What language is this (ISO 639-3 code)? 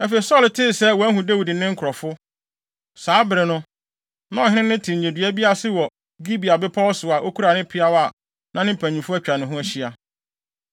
aka